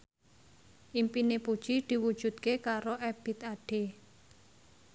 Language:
Javanese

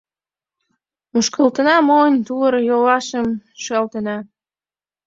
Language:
Mari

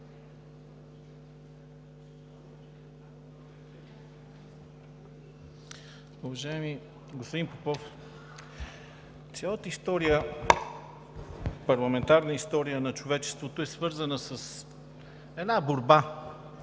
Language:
Bulgarian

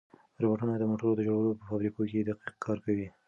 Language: Pashto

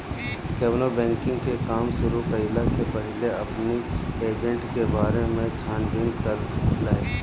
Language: Bhojpuri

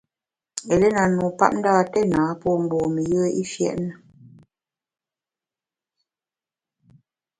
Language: Bamun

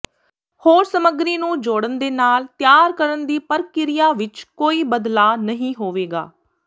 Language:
Punjabi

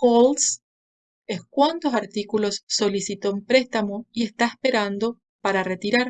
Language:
Spanish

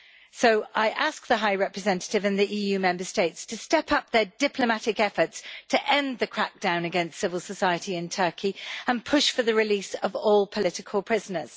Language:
English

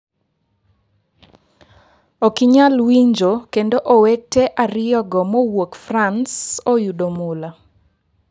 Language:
Luo (Kenya and Tanzania)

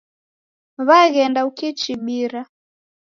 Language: Taita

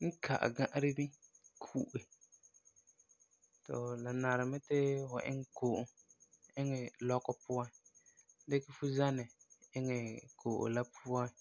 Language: Frafra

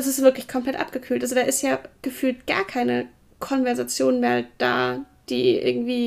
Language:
German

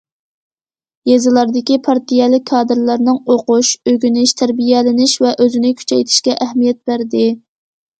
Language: Uyghur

